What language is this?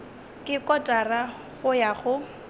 Northern Sotho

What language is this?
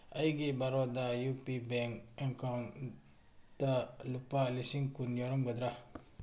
Manipuri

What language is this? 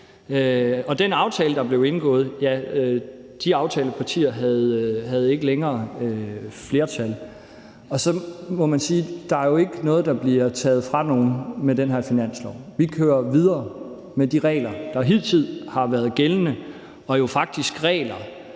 Danish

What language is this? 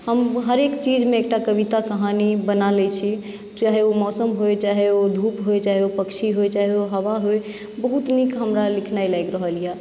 Maithili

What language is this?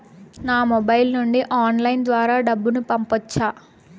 Telugu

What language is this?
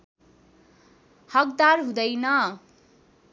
Nepali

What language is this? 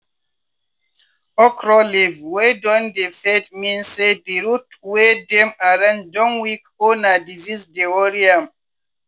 Nigerian Pidgin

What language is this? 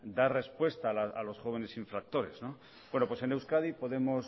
Spanish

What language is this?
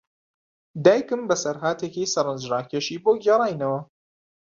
Central Kurdish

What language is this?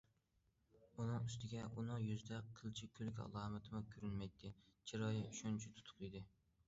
Uyghur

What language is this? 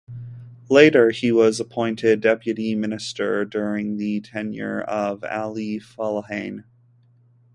English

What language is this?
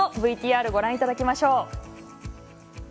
Japanese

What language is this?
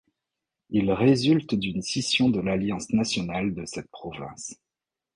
French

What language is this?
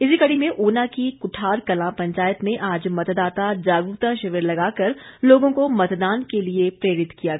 Hindi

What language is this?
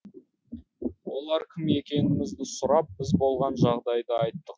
Kazakh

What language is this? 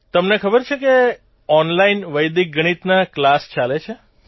Gujarati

